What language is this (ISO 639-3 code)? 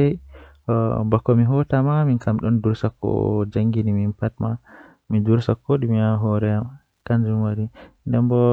fuh